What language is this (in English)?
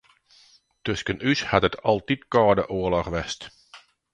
Western Frisian